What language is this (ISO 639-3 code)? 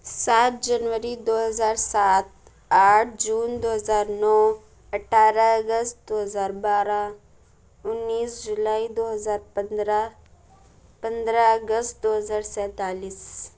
urd